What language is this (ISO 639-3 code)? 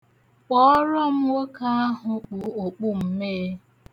ibo